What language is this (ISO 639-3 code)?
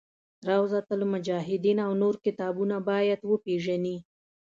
pus